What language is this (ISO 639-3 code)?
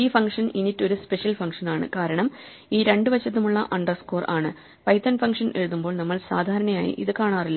mal